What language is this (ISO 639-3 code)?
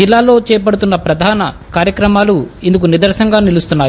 tel